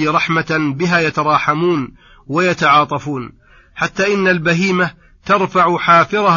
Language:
Arabic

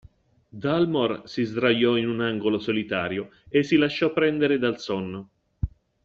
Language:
Italian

